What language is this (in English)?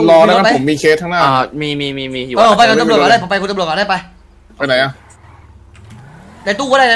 Thai